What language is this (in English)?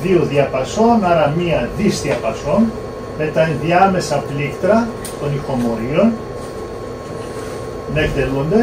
Greek